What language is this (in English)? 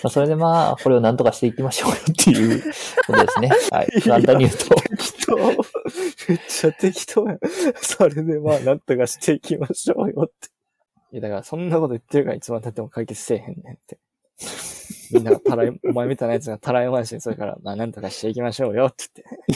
Japanese